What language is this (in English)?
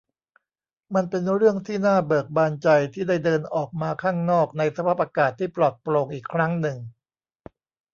Thai